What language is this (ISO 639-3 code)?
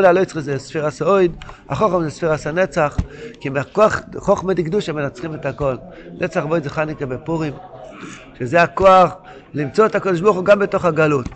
heb